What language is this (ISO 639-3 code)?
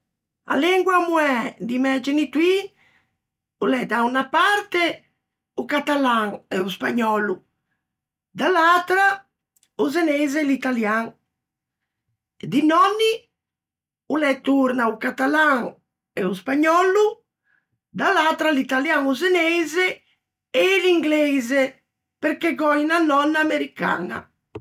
lij